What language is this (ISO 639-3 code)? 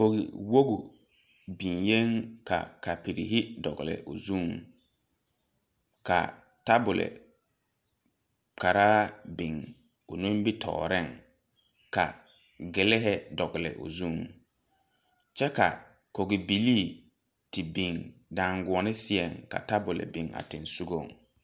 dga